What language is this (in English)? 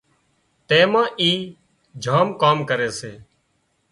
Wadiyara Koli